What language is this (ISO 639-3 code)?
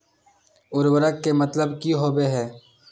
mag